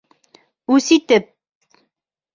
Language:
Bashkir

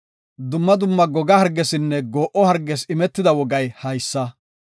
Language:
Gofa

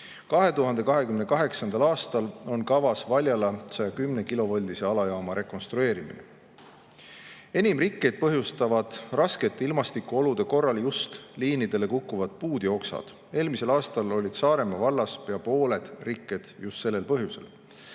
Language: Estonian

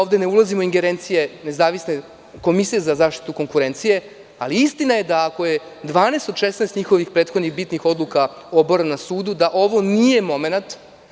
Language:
Serbian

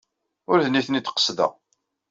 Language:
Kabyle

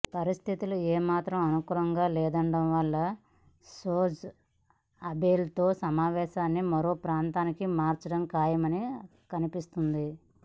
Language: Telugu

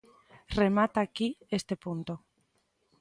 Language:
Galician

